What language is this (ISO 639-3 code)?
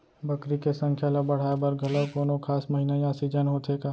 hne